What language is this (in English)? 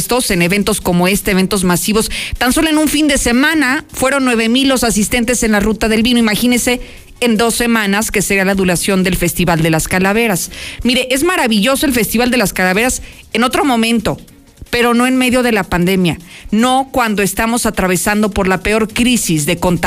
Spanish